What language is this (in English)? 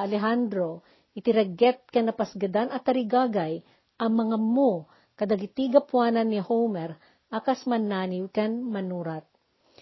Filipino